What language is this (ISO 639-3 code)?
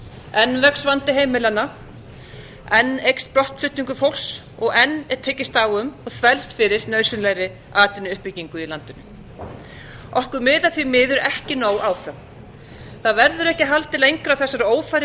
isl